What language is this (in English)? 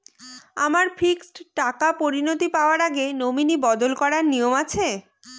Bangla